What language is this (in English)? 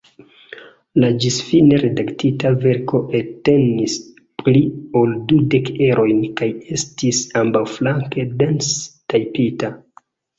Esperanto